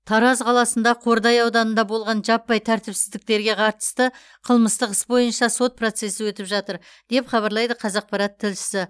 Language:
Kazakh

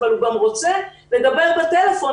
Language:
Hebrew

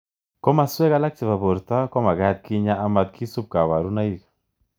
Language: Kalenjin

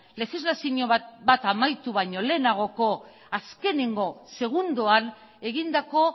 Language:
Basque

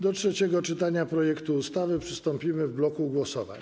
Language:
Polish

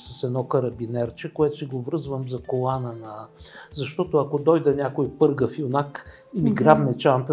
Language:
Bulgarian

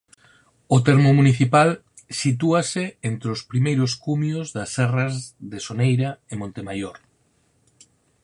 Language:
Galician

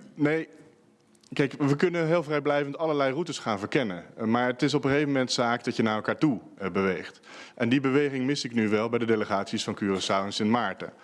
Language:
Dutch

